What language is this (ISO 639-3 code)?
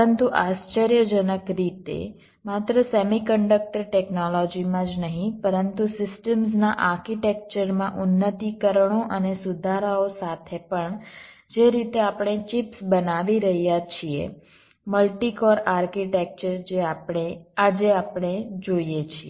guj